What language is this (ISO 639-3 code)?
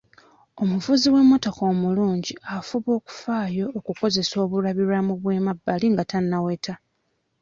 lug